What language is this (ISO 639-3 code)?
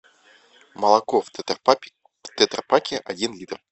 rus